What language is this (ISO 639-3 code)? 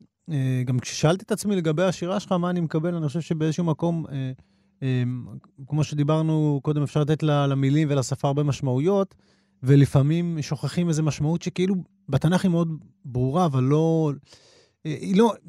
heb